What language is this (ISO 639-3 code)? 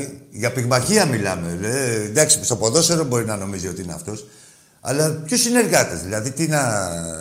ell